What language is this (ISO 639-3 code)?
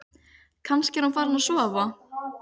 isl